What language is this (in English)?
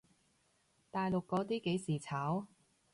Cantonese